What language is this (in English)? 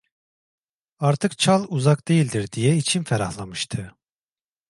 Turkish